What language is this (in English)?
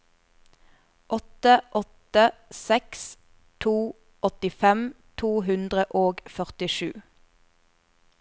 Norwegian